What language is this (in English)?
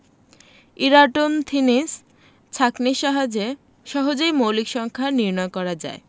Bangla